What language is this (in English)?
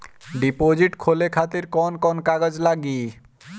Bhojpuri